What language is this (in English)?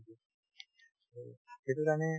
Assamese